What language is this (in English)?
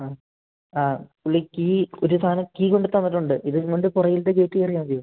Malayalam